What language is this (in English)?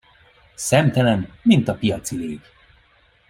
Hungarian